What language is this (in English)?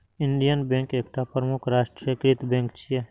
Maithili